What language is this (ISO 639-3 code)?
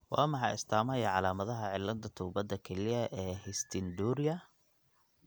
som